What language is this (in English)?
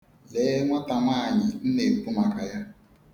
Igbo